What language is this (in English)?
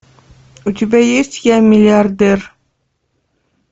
Russian